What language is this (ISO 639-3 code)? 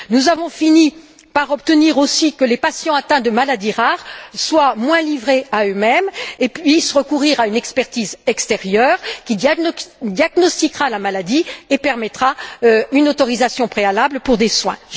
fra